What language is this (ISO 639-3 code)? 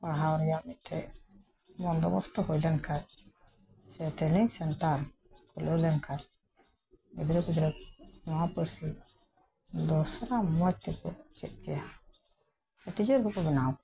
sat